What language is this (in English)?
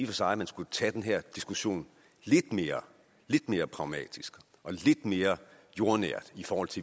Danish